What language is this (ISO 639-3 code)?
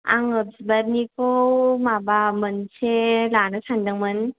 brx